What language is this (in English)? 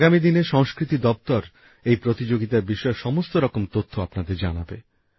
Bangla